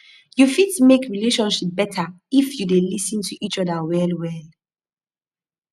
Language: Nigerian Pidgin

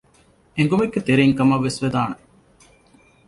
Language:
Divehi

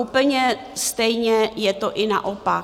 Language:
Czech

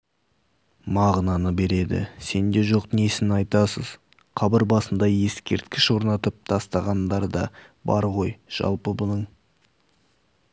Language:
Kazakh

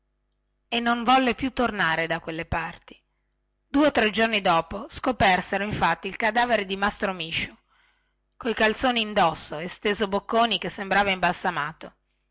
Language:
Italian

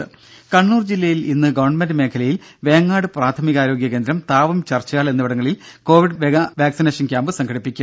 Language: Malayalam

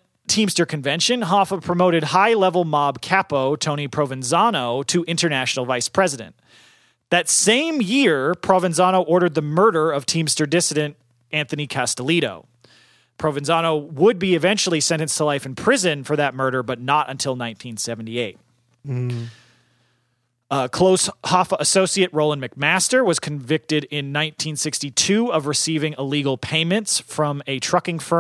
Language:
English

